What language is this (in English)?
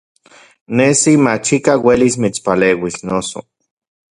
Central Puebla Nahuatl